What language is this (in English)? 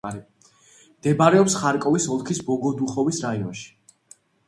Georgian